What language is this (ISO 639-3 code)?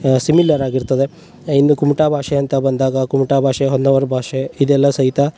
kan